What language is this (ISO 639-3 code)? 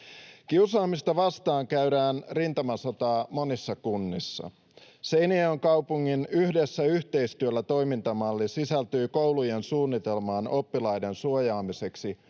fin